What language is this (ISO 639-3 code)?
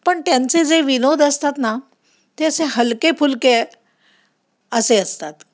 mar